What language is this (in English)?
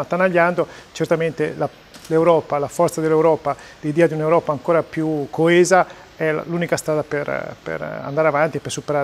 Italian